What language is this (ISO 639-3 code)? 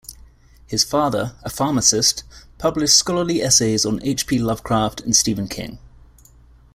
eng